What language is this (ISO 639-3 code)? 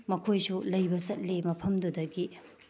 mni